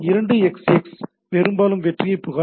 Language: Tamil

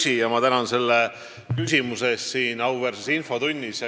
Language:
Estonian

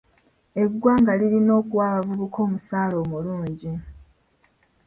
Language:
Ganda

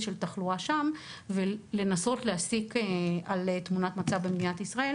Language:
Hebrew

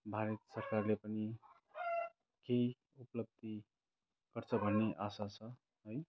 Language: Nepali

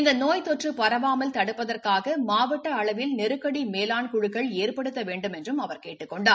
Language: Tamil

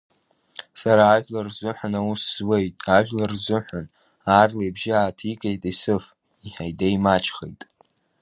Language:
Abkhazian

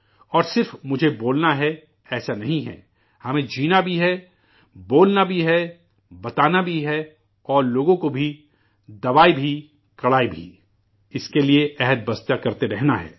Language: Urdu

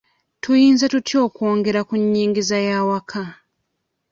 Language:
Ganda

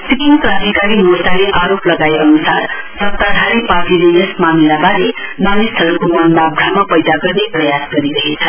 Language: Nepali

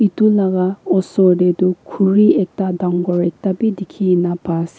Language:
Naga Pidgin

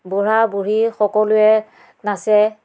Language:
Assamese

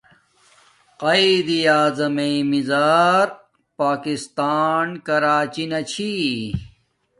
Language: Domaaki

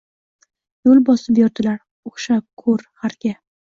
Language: Uzbek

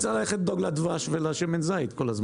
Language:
Hebrew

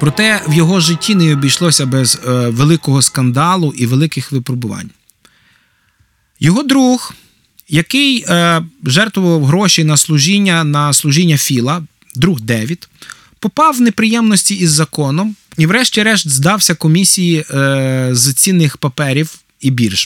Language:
Ukrainian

